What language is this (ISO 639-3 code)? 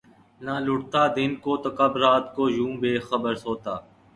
urd